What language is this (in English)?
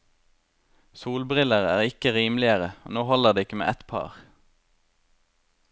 Norwegian